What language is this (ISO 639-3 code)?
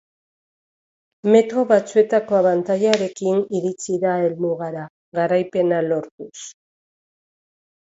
eus